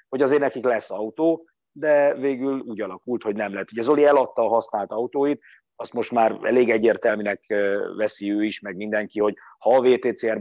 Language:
Hungarian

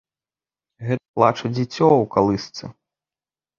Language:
Belarusian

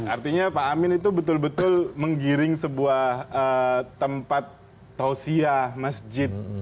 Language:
Indonesian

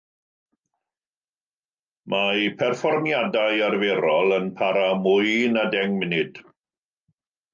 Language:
Welsh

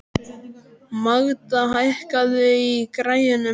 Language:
Icelandic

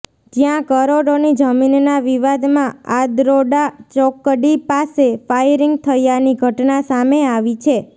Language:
Gujarati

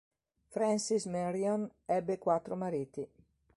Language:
Italian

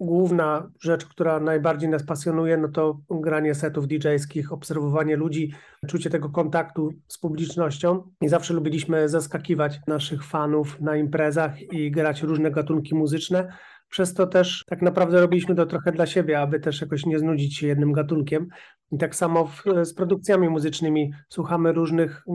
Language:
Polish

